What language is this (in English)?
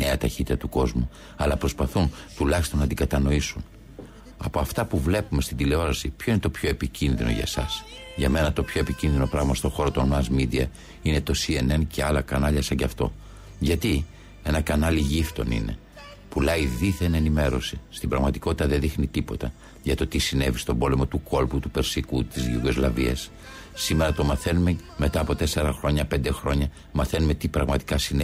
Greek